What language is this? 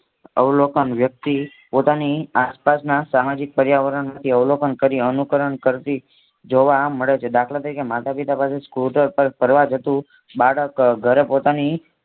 Gujarati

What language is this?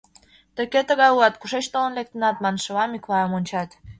Mari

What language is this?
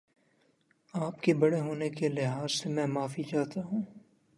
Urdu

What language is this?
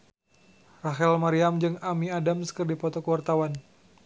Sundanese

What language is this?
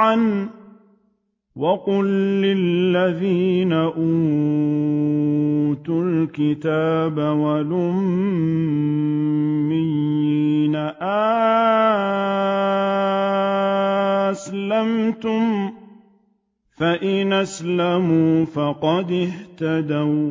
Arabic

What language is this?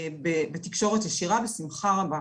Hebrew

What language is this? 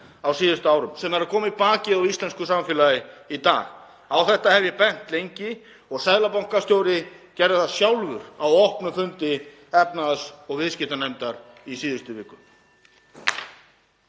Icelandic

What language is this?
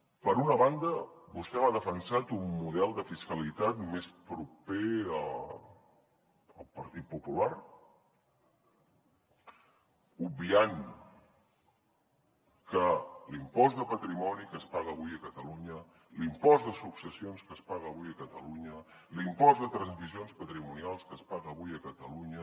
Catalan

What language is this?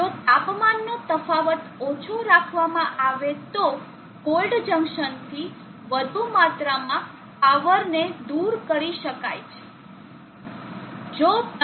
Gujarati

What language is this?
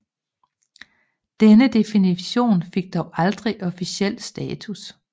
Danish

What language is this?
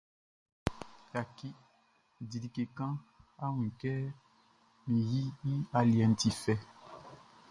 Baoulé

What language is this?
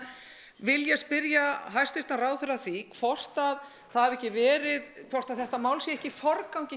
Icelandic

